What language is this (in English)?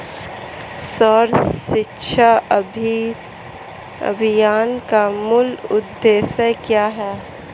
Hindi